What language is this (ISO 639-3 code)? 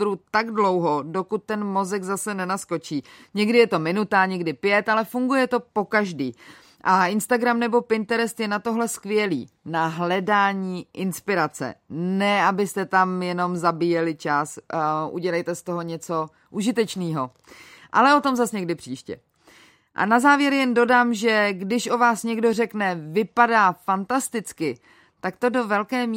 ces